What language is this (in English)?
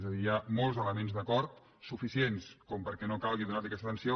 Catalan